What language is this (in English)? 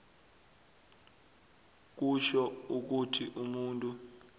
South Ndebele